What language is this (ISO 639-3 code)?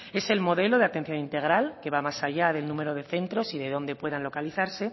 spa